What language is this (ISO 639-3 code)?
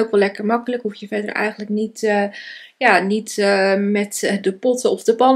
nld